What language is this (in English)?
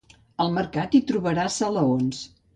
Catalan